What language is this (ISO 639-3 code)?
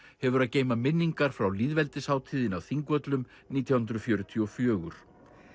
isl